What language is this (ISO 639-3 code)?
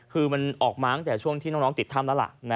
tha